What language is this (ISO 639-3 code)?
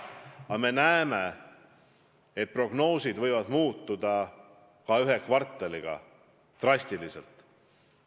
est